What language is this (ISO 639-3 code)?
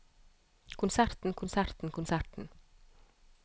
nor